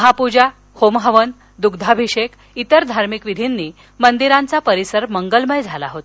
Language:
Marathi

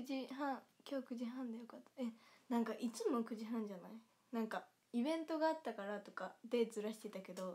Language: Japanese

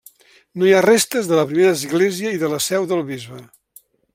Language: Catalan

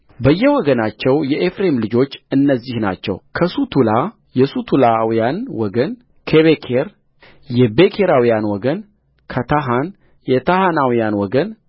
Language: Amharic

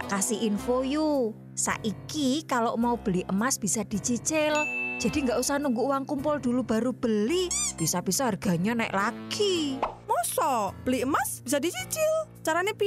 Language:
Indonesian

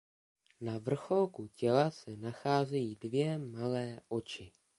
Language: Czech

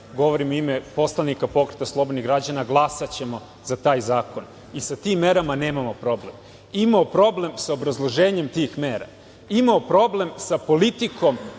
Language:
Serbian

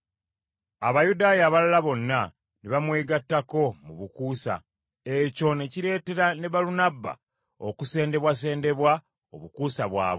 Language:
Ganda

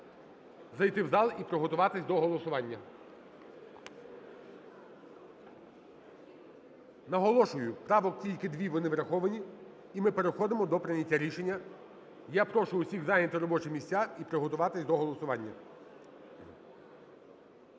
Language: Ukrainian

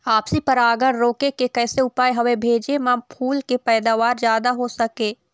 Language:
Chhattisgarhi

